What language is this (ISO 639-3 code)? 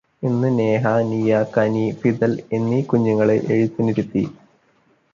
mal